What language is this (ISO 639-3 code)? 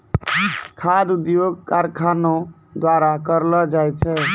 mai